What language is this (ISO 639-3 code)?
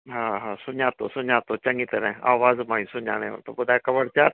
snd